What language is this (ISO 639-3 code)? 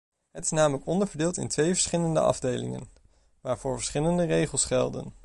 nld